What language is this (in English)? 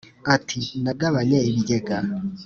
Kinyarwanda